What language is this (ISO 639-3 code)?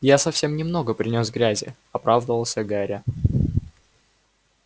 rus